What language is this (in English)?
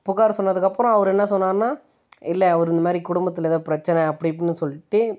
Tamil